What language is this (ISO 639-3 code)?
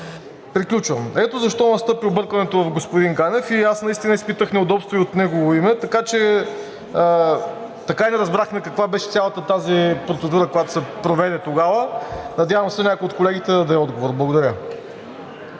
bul